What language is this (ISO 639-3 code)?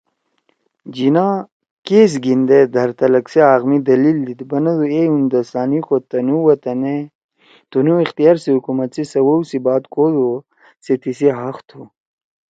trw